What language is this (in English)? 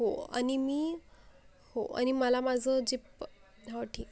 Marathi